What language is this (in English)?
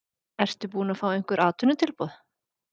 Icelandic